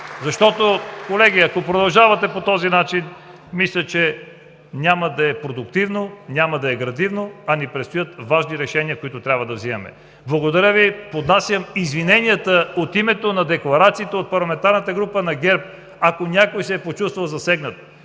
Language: Bulgarian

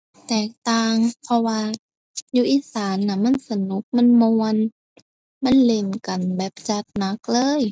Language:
Thai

